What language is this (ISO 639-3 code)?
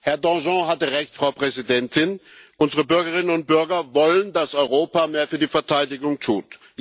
deu